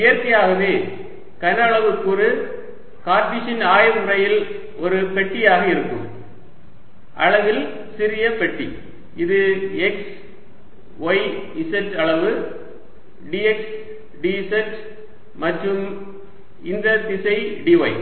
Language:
Tamil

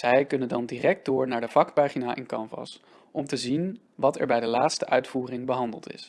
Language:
Dutch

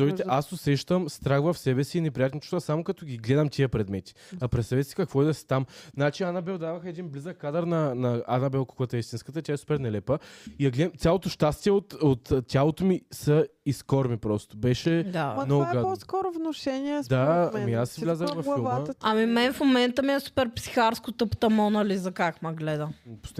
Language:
Bulgarian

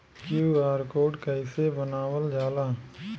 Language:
Bhojpuri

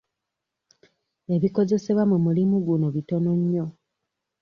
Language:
Ganda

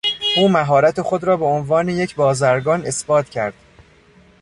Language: Persian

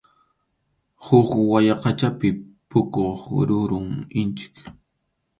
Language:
Arequipa-La Unión Quechua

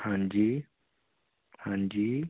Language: Punjabi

